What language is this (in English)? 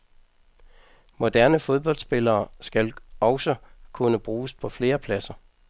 Danish